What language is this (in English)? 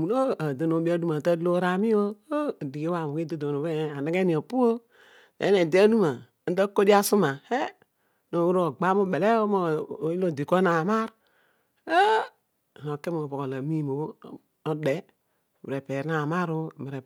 Odual